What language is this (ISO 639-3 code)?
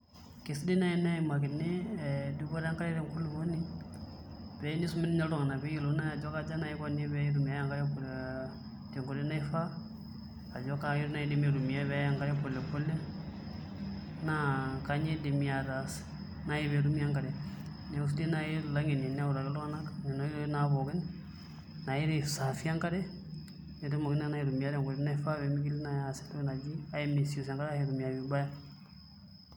mas